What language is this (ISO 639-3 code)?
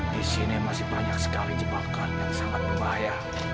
ind